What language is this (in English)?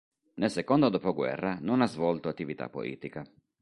Italian